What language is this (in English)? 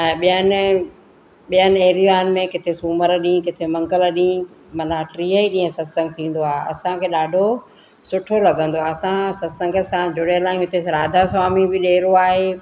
Sindhi